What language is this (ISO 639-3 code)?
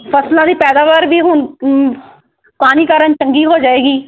pan